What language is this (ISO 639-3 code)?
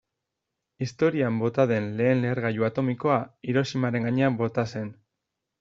eus